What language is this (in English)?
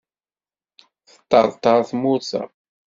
Kabyle